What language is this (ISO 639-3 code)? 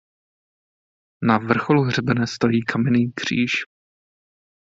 ces